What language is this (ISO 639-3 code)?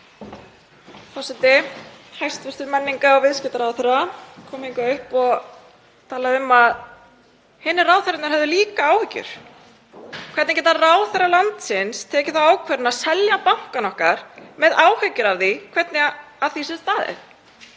isl